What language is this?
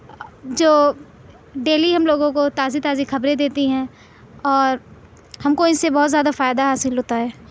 Urdu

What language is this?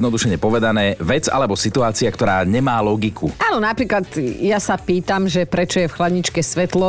Slovak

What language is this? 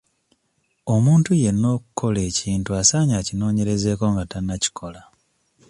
Ganda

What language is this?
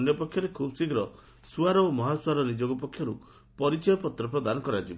Odia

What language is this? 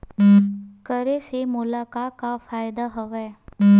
Chhattisgarhi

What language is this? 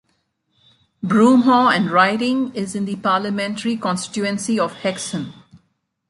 English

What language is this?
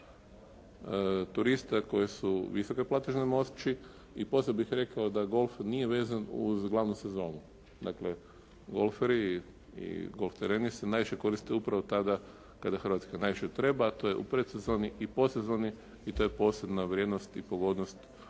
Croatian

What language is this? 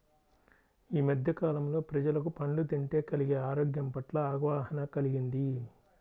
Telugu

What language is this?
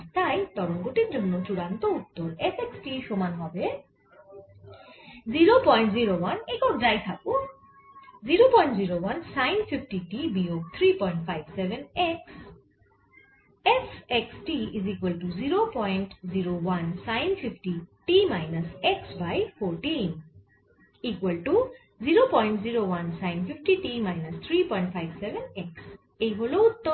Bangla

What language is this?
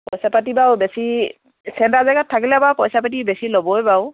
Assamese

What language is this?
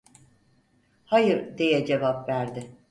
Turkish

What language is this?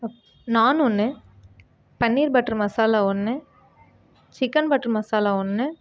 Tamil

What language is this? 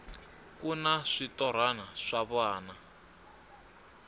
Tsonga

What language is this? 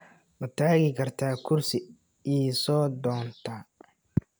Somali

